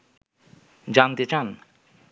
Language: Bangla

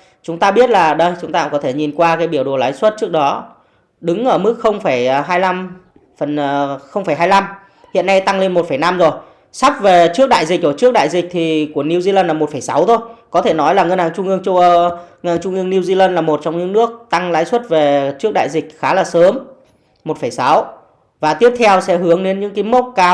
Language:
Vietnamese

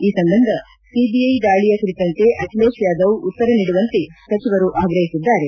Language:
Kannada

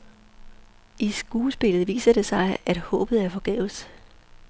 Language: Danish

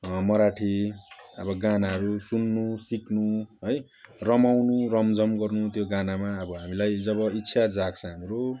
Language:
Nepali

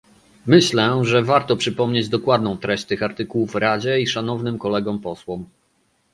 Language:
Polish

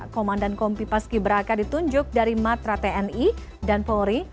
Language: Indonesian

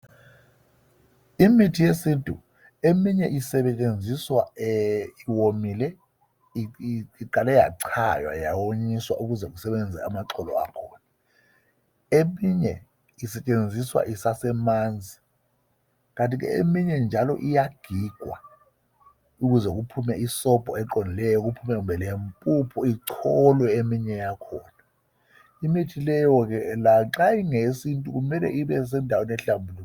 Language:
North Ndebele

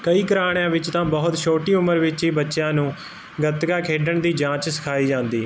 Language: Punjabi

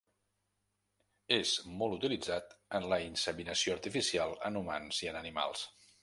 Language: Catalan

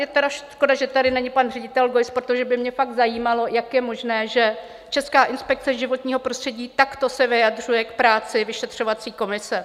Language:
Czech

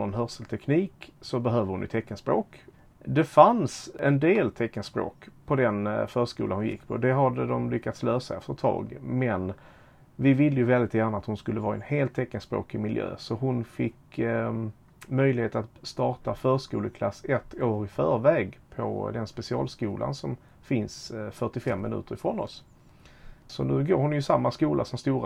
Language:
Swedish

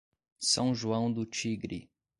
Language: Portuguese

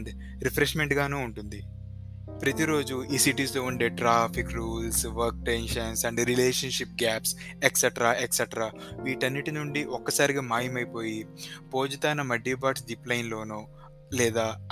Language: Telugu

